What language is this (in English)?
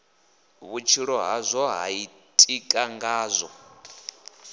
Venda